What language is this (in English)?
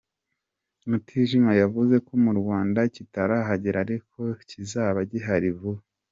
Kinyarwanda